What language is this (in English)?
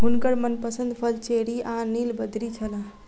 Maithili